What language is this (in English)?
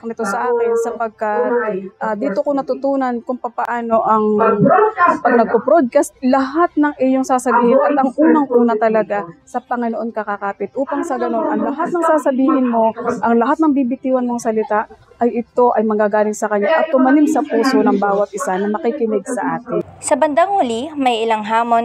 Filipino